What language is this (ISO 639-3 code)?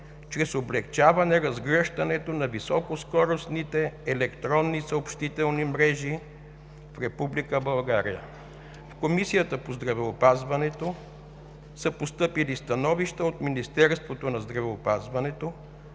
bul